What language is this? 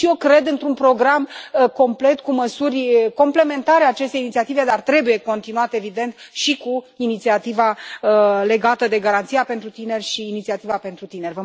Romanian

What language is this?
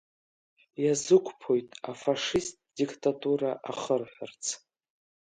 Abkhazian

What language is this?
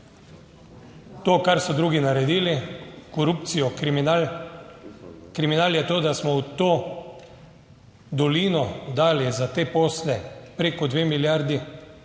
Slovenian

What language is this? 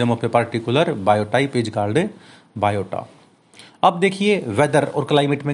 Hindi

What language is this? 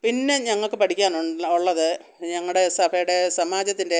Malayalam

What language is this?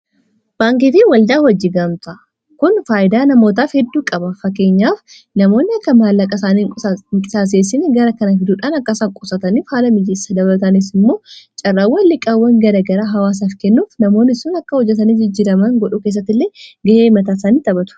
Oromo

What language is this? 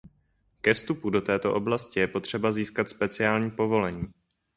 Czech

